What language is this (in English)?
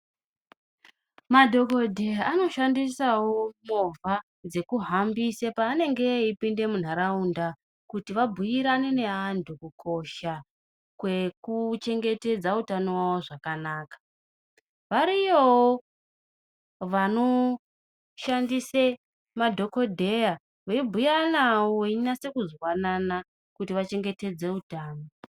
Ndau